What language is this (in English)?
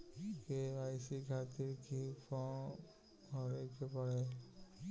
Bhojpuri